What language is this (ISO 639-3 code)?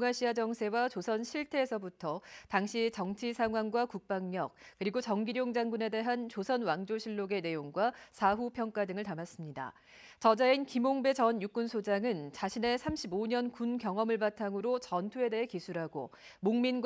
kor